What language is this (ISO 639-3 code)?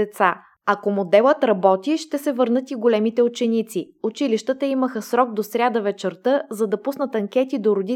bul